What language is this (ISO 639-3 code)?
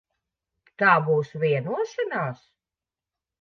lav